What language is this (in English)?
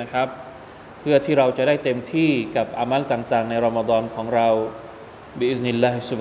Thai